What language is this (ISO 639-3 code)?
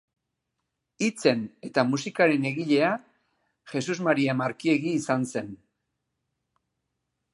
eus